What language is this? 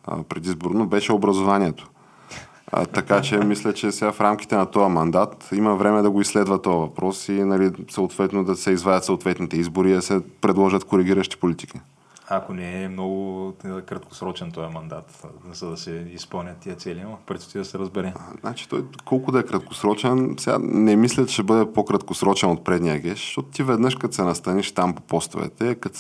Bulgarian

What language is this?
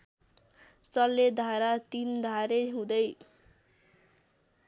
Nepali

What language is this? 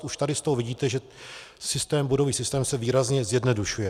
Czech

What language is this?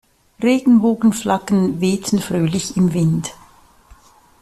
German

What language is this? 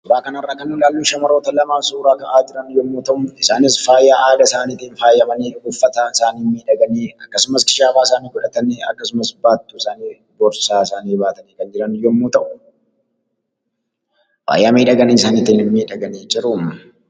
Oromo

